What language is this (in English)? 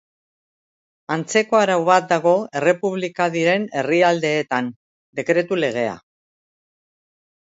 Basque